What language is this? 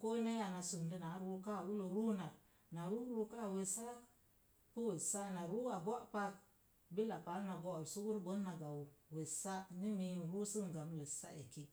Mom Jango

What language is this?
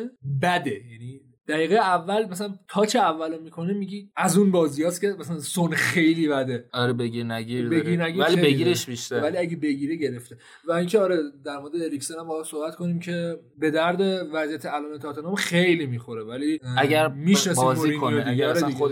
Persian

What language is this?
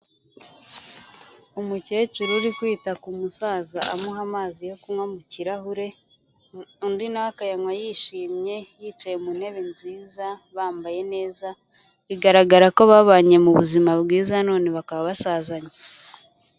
Kinyarwanda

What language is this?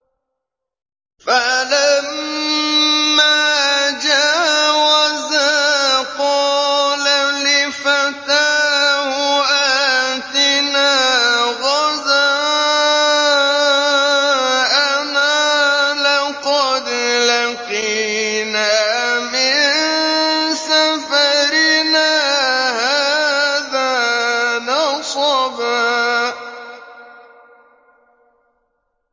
Arabic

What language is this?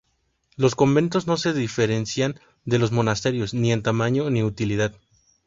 Spanish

